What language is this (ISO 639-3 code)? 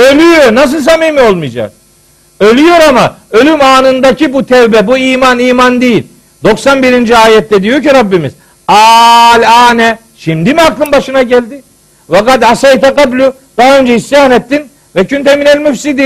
tur